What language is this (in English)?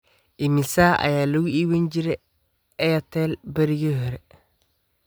Somali